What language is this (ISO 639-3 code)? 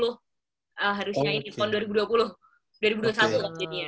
ind